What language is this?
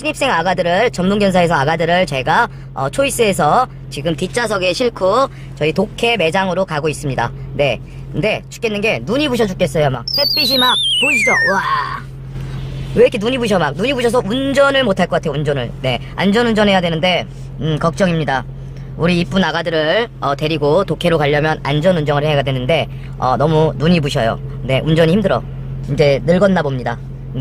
Korean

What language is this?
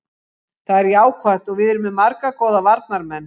Icelandic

